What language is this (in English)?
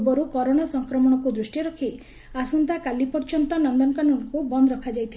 Odia